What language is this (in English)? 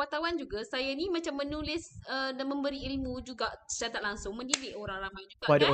Malay